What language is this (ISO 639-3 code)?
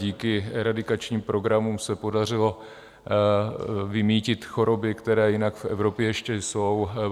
ces